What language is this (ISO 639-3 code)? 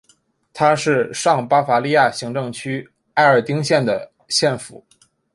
zho